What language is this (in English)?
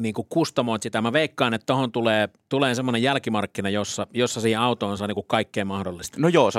Finnish